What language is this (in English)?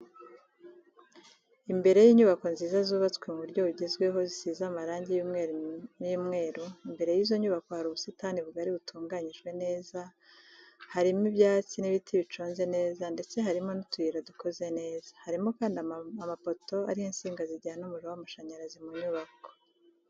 Kinyarwanda